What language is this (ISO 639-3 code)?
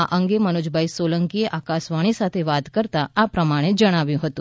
guj